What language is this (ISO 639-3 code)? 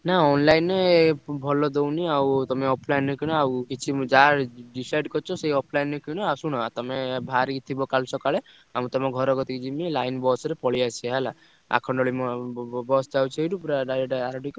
ori